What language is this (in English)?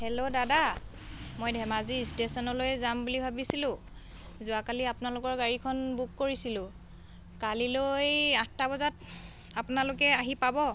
Assamese